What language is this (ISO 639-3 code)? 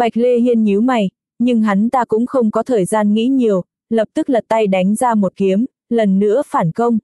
vie